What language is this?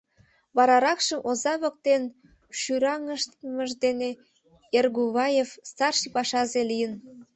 Mari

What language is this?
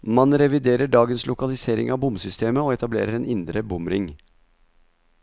Norwegian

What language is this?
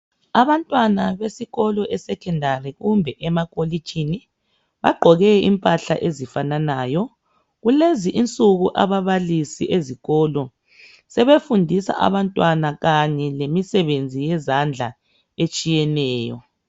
North Ndebele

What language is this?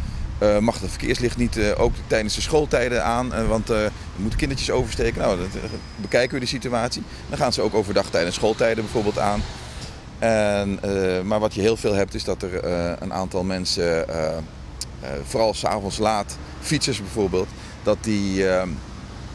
Dutch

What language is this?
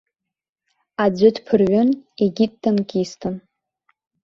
Abkhazian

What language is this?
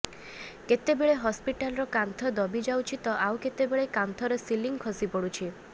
Odia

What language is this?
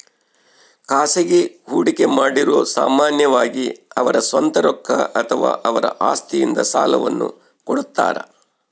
Kannada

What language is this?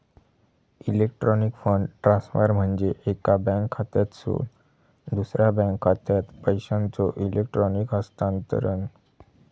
Marathi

